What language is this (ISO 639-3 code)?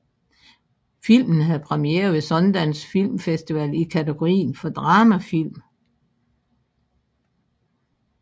dan